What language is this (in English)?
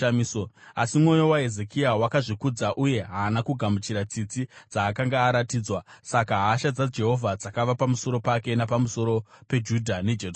Shona